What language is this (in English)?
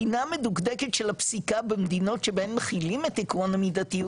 Hebrew